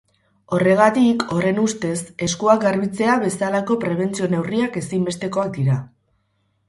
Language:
Basque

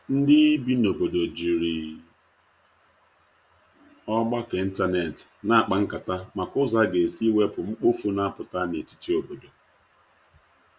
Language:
Igbo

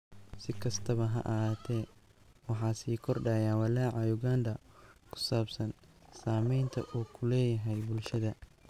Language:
Somali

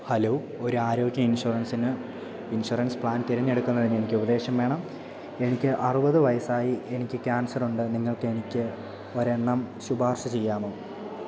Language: Malayalam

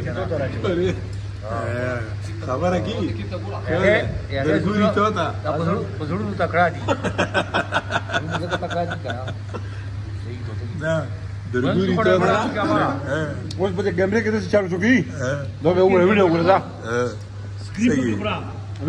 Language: Arabic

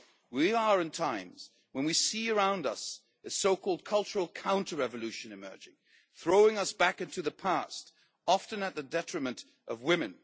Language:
English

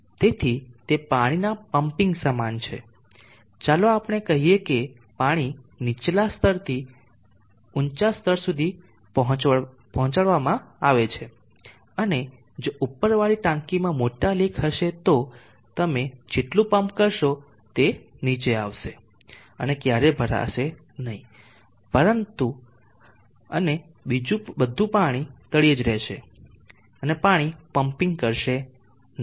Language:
Gujarati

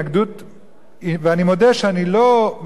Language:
Hebrew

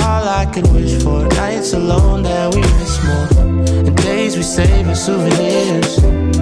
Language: Portuguese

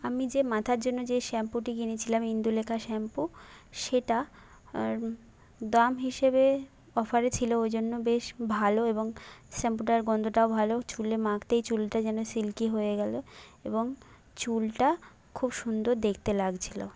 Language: Bangla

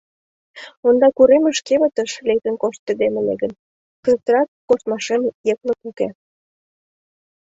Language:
Mari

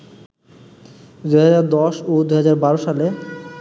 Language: Bangla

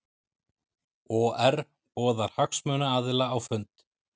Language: Icelandic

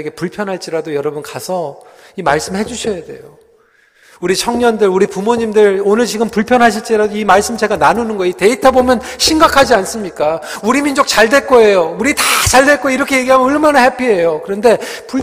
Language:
Korean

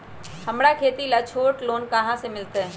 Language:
Magahi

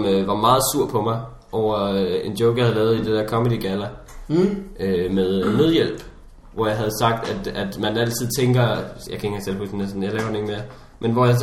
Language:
Danish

